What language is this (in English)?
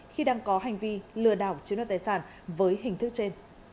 Vietnamese